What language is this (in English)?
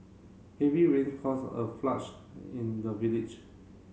English